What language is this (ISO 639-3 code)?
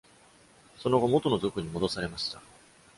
jpn